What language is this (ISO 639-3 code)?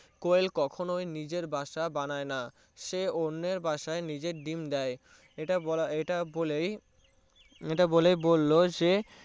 ben